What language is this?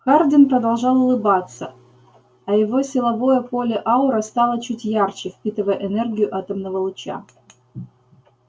Russian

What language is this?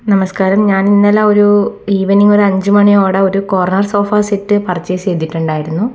Malayalam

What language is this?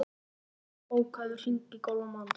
Icelandic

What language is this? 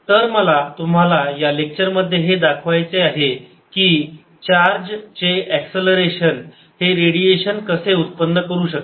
Marathi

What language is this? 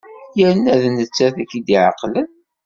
Kabyle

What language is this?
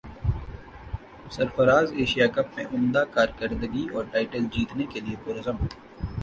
Urdu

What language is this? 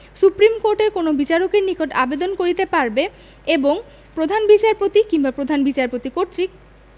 Bangla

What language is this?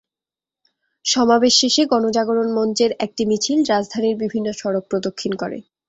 Bangla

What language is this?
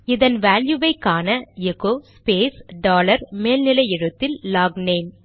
Tamil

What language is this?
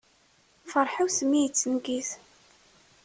Kabyle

